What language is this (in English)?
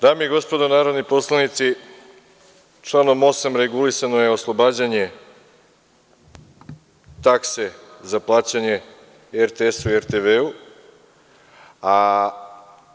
Serbian